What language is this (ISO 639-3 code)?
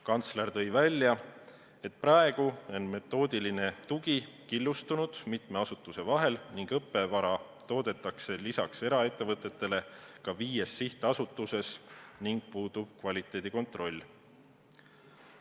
est